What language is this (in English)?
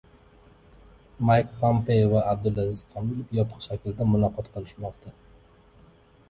Uzbek